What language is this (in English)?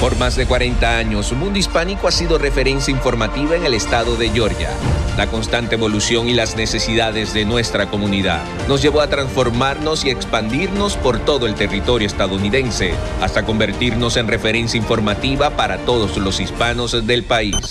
Spanish